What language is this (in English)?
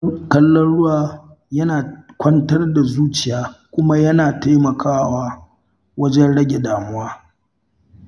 Hausa